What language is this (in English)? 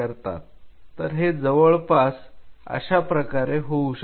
Marathi